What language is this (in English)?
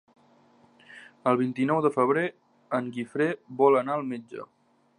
Catalan